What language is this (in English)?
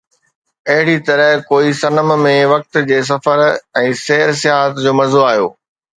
Sindhi